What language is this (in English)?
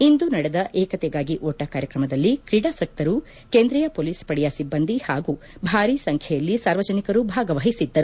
Kannada